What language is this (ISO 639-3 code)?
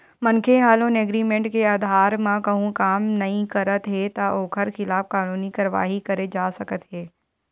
hne